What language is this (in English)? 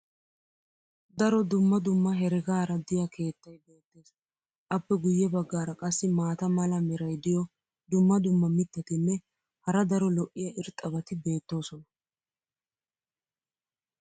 Wolaytta